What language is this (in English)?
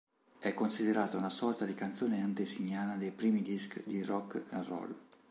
Italian